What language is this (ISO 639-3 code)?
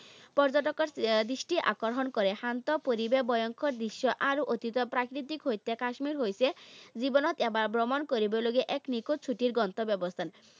asm